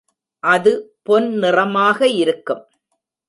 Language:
Tamil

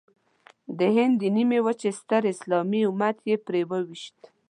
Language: Pashto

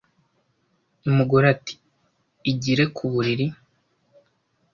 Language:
Kinyarwanda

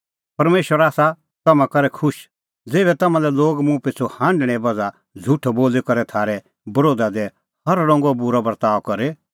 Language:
Kullu Pahari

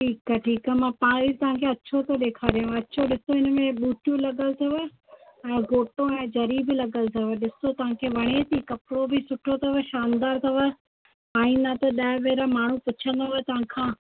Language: Sindhi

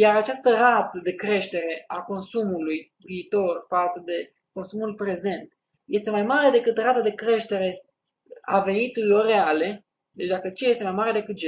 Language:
Romanian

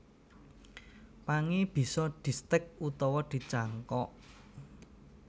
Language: Javanese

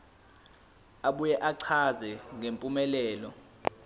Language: Zulu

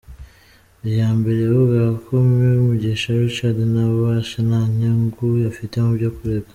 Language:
Kinyarwanda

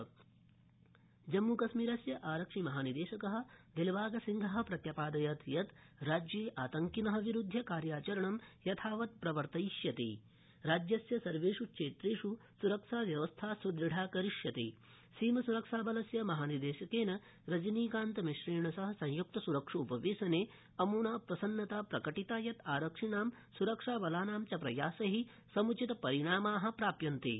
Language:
Sanskrit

